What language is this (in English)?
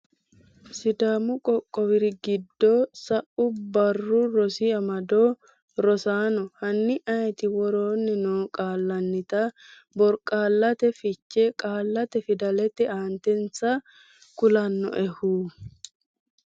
Sidamo